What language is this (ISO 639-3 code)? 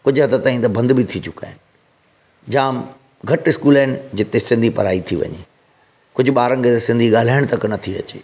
snd